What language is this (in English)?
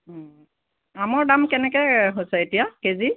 Assamese